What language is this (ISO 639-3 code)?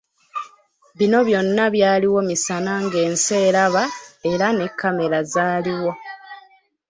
lug